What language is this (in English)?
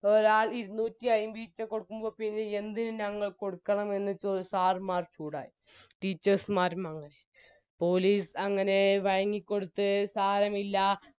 Malayalam